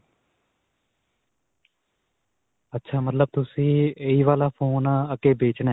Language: Punjabi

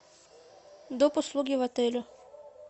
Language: Russian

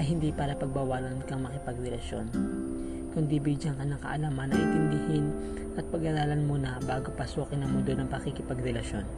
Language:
Filipino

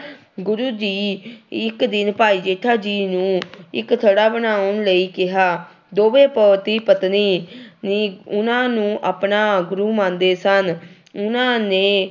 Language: Punjabi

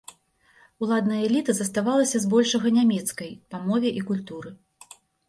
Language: Belarusian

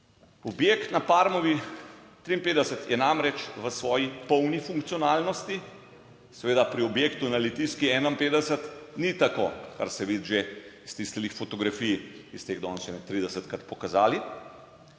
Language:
Slovenian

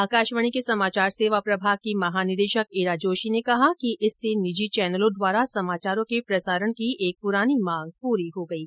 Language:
Hindi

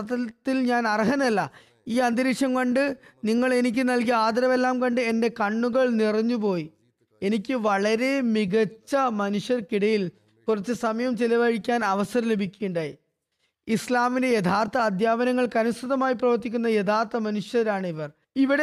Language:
Malayalam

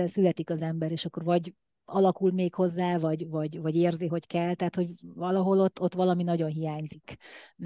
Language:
Hungarian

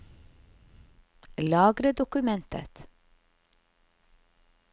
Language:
Norwegian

